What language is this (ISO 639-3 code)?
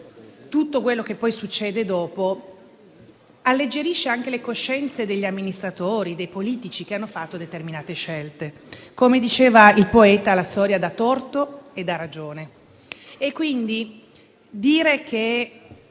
ita